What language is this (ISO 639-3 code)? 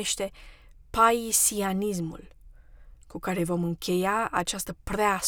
ron